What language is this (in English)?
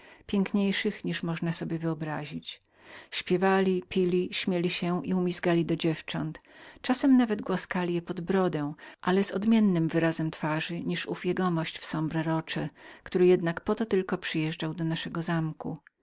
Polish